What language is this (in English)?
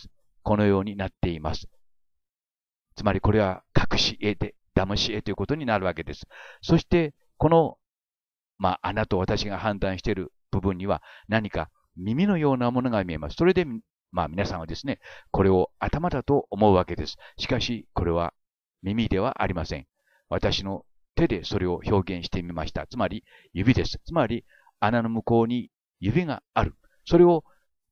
Japanese